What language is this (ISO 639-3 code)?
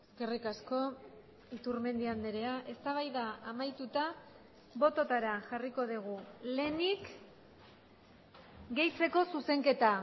eus